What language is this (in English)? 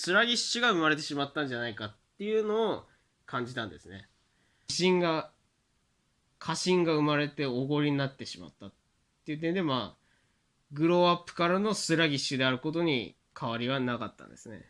Japanese